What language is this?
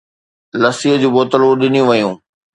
Sindhi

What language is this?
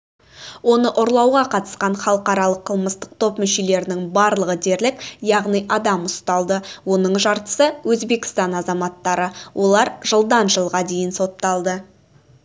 Kazakh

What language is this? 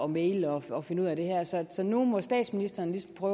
Danish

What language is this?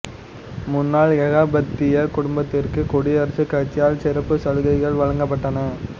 Tamil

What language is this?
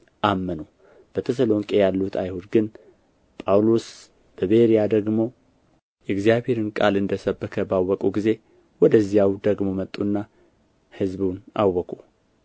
Amharic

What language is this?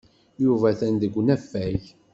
Kabyle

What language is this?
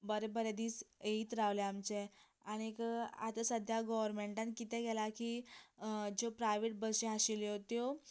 Konkani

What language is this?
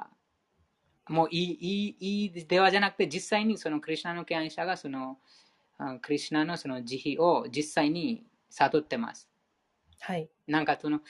Japanese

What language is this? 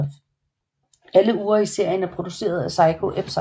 Danish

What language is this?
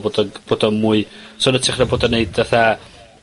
Welsh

